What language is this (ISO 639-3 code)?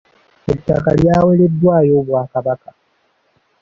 lug